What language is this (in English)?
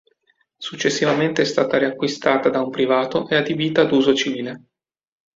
Italian